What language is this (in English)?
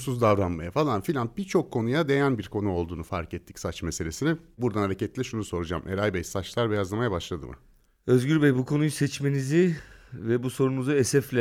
Turkish